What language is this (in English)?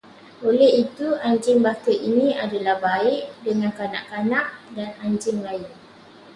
Malay